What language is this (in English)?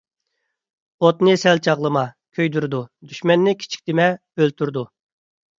Uyghur